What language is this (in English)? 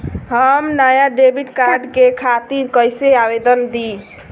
Bhojpuri